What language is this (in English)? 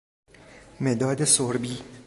Persian